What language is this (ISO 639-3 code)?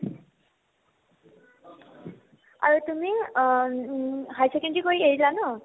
asm